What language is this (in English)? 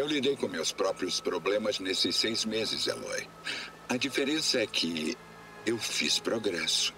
Portuguese